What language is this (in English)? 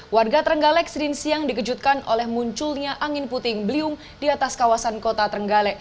Indonesian